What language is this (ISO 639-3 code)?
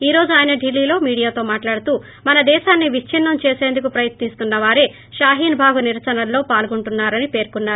tel